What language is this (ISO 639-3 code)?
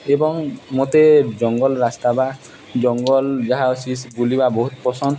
ori